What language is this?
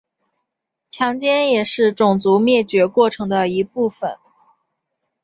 Chinese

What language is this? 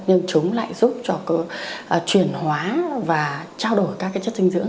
Vietnamese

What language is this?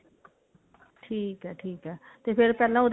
Punjabi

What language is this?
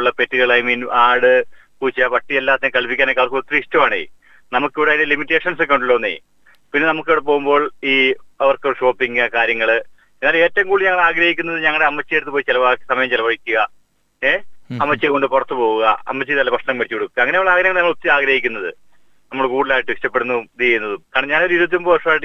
Malayalam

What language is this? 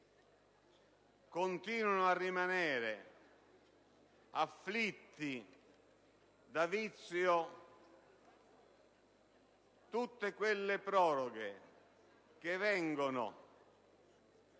Italian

